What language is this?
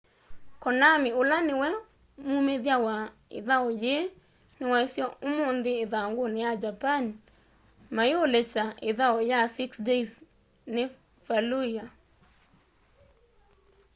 Kamba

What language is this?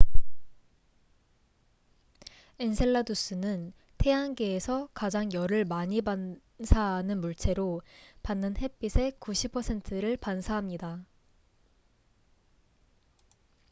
Korean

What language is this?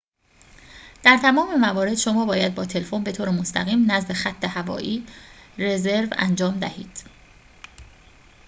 Persian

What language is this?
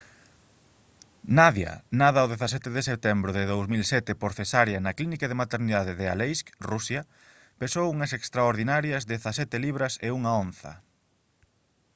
Galician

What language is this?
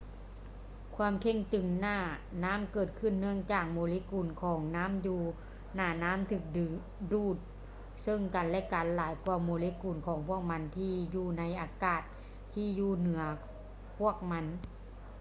Lao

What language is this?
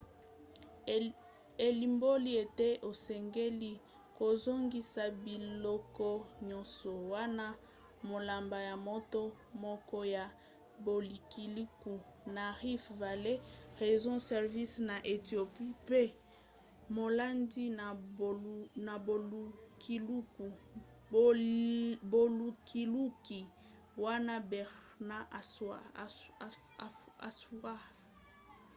Lingala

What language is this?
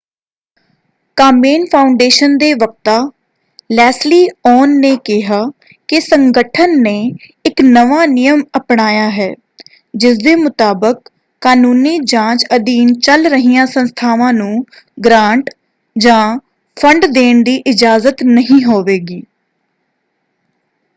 Punjabi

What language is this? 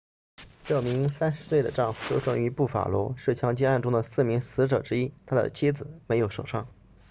Chinese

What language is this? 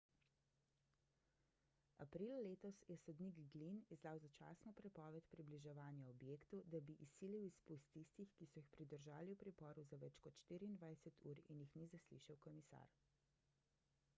Slovenian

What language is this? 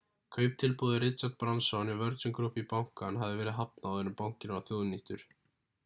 Icelandic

